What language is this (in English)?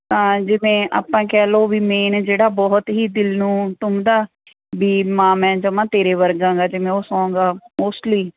Punjabi